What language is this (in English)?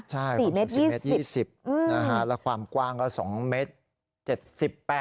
Thai